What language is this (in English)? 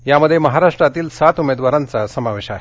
Marathi